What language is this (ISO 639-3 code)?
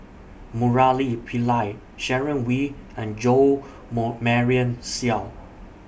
eng